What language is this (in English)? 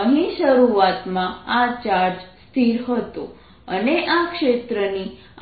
Gujarati